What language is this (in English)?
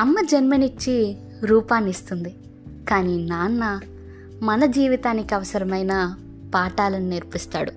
Telugu